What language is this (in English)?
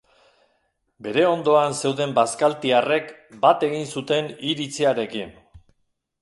Basque